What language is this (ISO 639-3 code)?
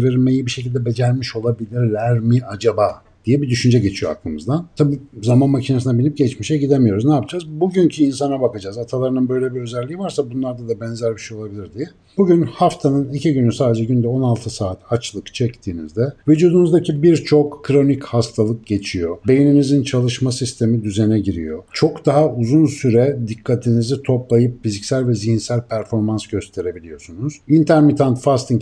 tur